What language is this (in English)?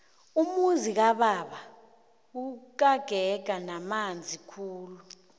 South Ndebele